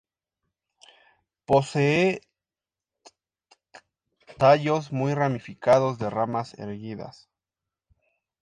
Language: Spanish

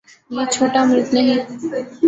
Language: Urdu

